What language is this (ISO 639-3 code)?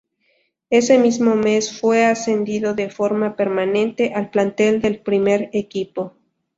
spa